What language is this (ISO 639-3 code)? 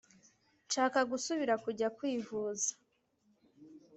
kin